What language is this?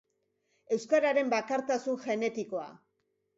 Basque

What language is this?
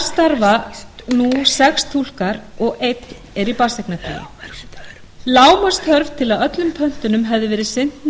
Icelandic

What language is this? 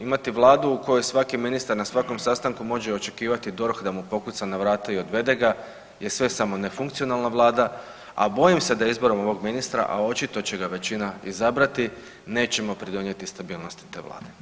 Croatian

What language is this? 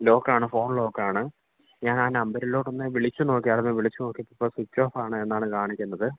Malayalam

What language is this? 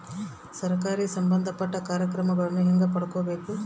Kannada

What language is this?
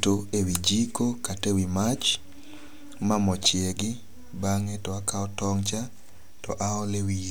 Luo (Kenya and Tanzania)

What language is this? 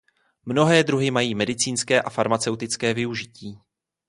Czech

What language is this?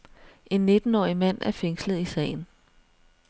Danish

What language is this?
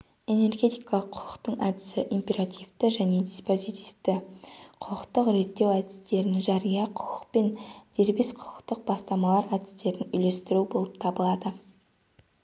Kazakh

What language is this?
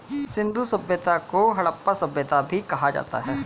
Hindi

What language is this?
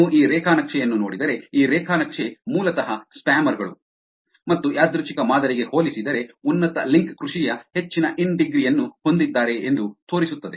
Kannada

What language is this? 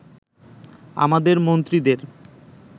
Bangla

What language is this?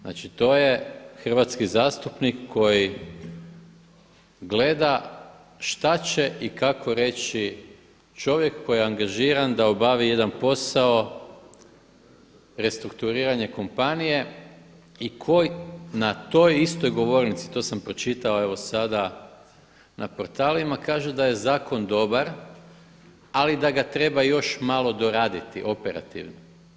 Croatian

